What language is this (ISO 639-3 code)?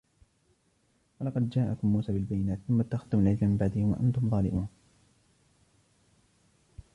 ara